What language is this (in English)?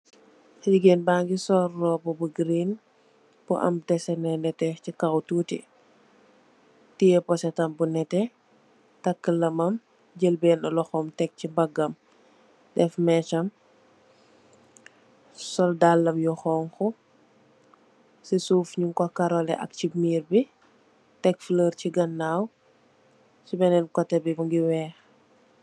Wolof